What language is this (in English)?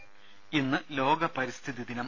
Malayalam